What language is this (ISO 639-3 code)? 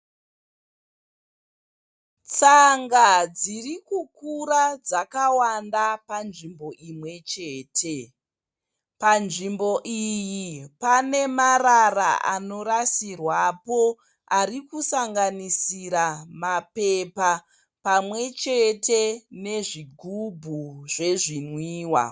sna